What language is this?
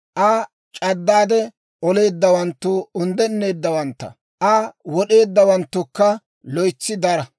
Dawro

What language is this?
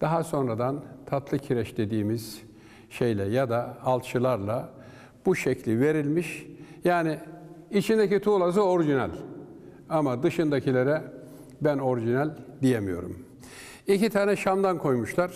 Turkish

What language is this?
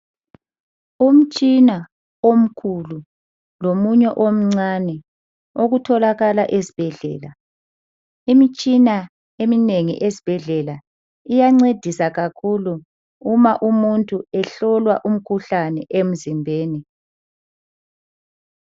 North Ndebele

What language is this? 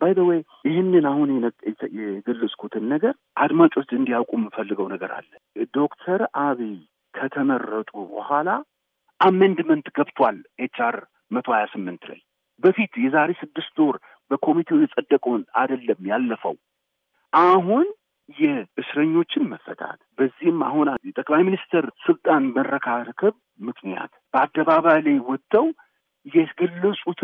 Amharic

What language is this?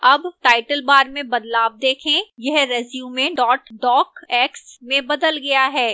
Hindi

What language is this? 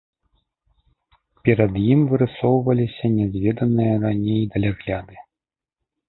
Belarusian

